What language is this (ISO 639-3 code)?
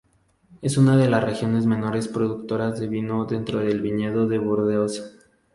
spa